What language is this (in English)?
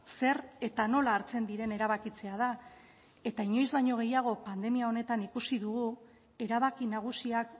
Basque